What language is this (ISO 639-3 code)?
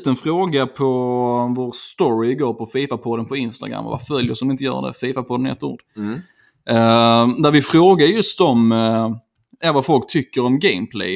swe